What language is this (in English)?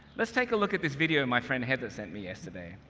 English